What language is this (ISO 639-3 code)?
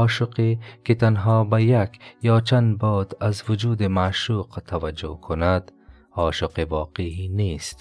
fas